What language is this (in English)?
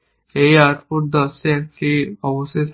Bangla